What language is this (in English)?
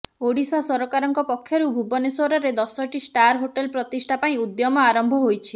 Odia